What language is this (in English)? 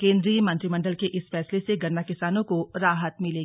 Hindi